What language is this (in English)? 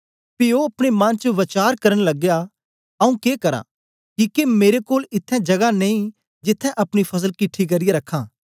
Dogri